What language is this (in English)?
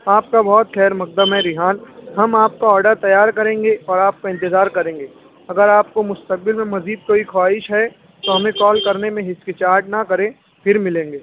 Urdu